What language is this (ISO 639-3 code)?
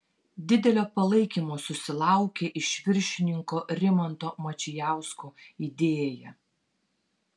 lit